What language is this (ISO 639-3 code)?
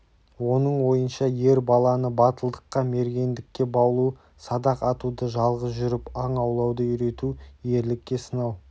kaz